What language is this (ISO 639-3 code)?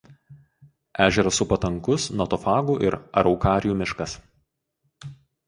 lit